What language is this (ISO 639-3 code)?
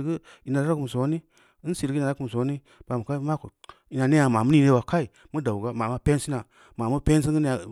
ndi